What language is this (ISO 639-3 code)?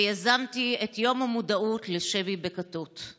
heb